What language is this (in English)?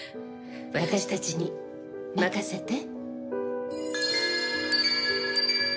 Japanese